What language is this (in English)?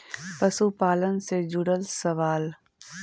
Magahi